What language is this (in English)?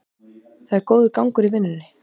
Icelandic